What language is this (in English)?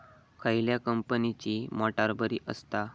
Marathi